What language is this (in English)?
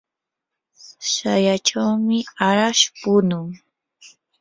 Yanahuanca Pasco Quechua